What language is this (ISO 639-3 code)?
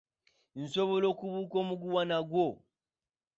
lug